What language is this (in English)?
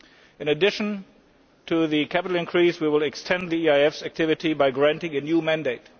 English